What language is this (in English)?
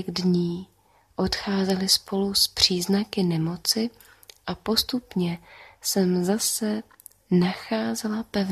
Czech